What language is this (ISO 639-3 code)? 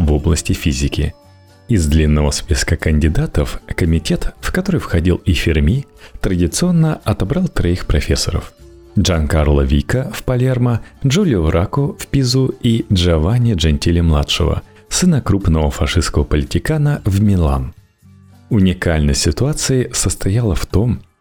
rus